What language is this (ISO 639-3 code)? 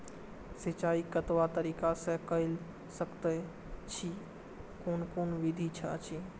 mai